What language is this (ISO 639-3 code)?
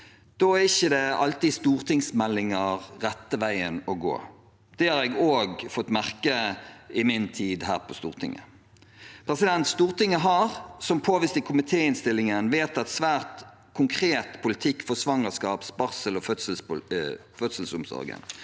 nor